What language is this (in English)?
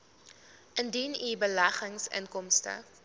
Afrikaans